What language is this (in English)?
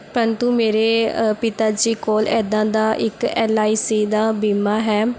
Punjabi